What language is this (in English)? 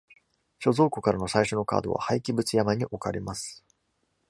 Japanese